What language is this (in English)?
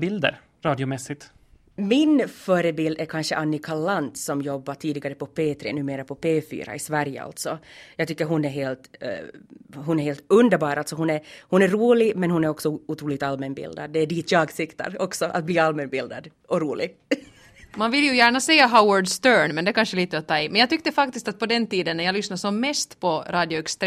Swedish